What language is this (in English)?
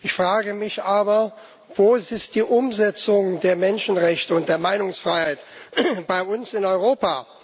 German